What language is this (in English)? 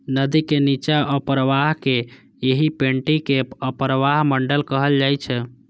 Maithili